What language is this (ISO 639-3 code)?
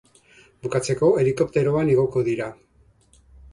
eus